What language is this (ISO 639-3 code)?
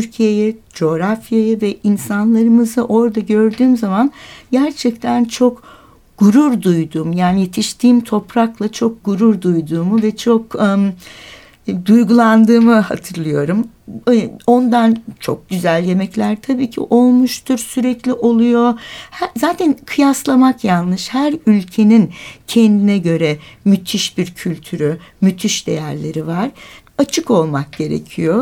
tur